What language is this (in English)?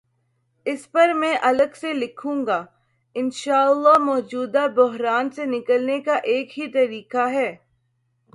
Urdu